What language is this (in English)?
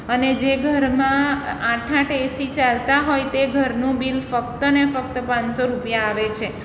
Gujarati